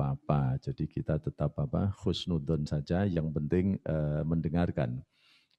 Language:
Indonesian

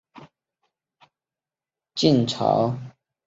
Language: Chinese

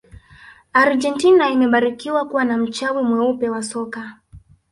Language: Swahili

